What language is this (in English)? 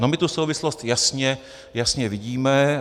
Czech